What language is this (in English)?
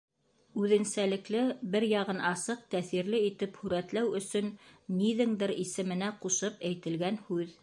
Bashkir